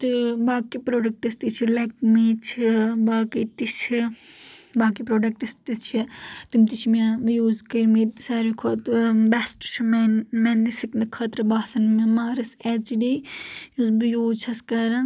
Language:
Kashmiri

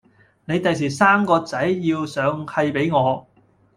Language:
Cantonese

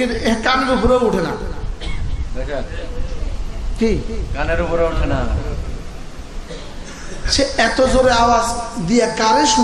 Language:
Bangla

